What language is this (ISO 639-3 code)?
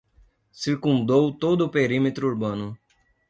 por